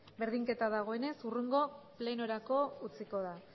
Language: Basque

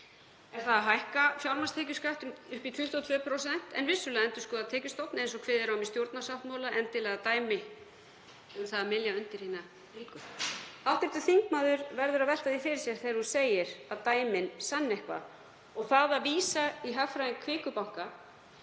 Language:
Icelandic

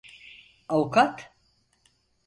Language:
Turkish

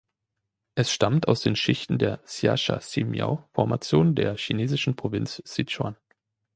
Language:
German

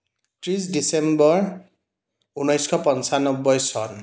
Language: Assamese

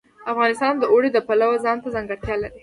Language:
Pashto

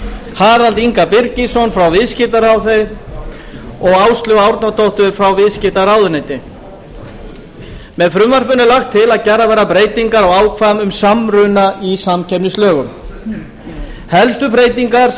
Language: Icelandic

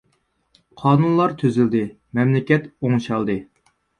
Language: Uyghur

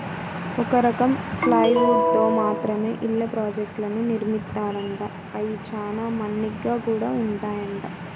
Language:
Telugu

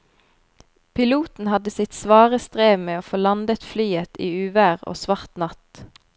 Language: Norwegian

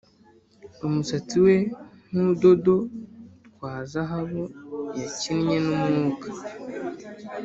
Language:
Kinyarwanda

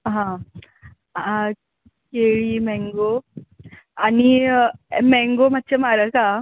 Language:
Konkani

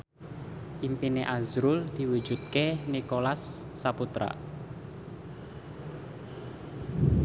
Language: Javanese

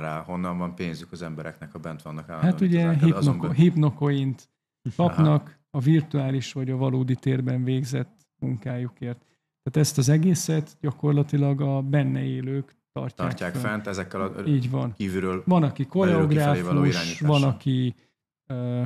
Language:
Hungarian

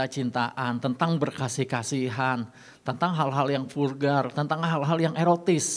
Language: Indonesian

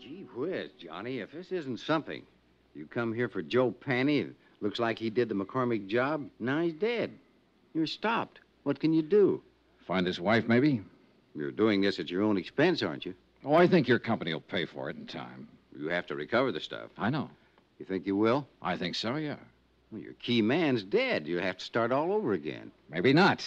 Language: English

